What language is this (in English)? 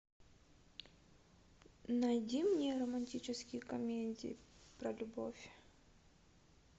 Russian